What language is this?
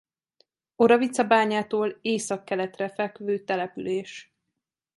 Hungarian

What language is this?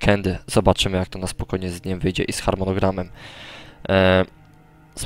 Polish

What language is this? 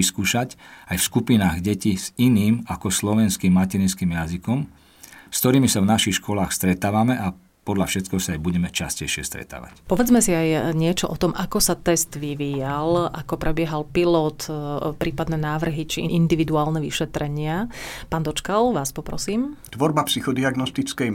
Slovak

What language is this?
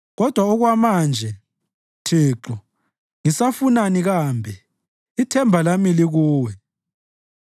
North Ndebele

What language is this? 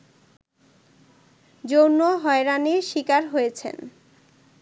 Bangla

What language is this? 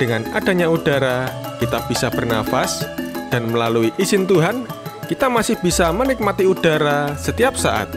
Indonesian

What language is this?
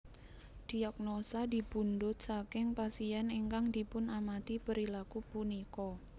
Javanese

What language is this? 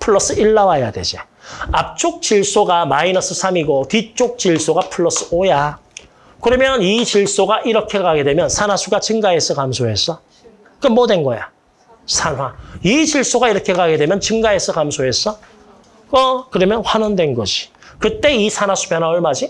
Korean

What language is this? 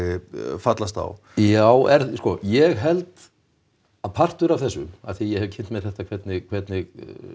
Icelandic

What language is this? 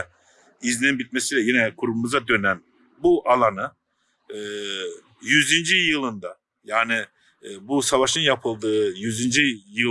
Turkish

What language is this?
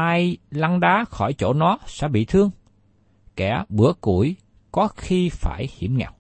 Vietnamese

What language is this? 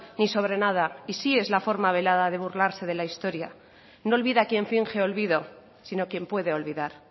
Spanish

